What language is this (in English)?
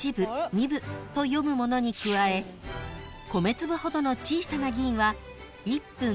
Japanese